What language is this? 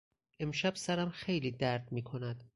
Persian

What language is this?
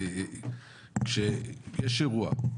Hebrew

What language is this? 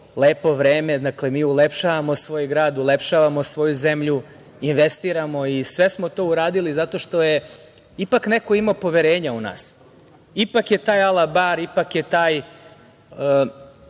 Serbian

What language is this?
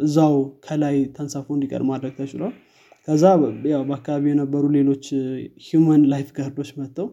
Amharic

